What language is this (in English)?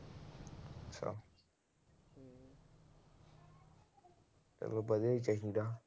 Punjabi